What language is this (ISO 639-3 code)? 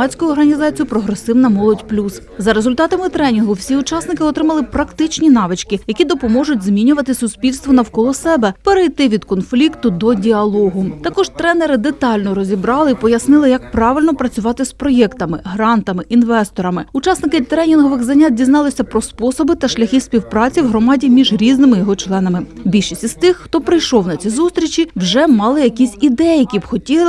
ukr